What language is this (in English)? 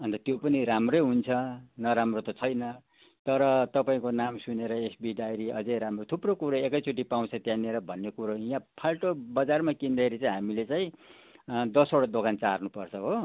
Nepali